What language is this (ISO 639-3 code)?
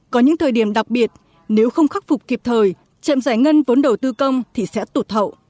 vie